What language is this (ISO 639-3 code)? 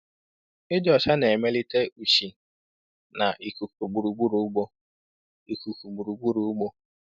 ibo